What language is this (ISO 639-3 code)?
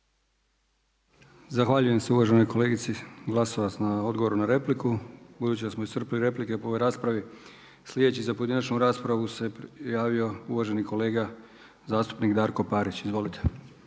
hrv